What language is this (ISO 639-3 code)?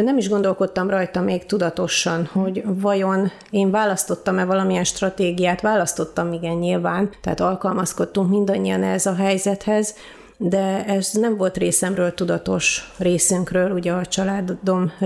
hun